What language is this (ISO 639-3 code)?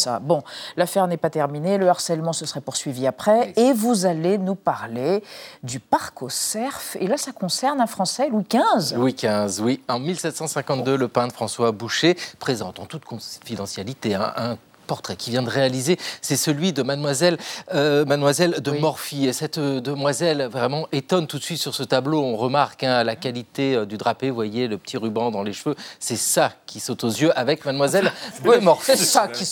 fra